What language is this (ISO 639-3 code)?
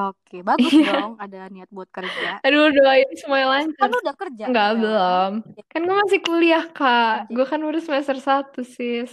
ind